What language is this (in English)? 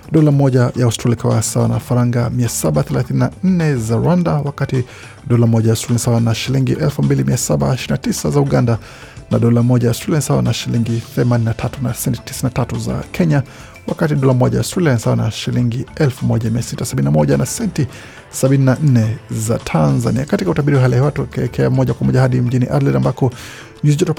Swahili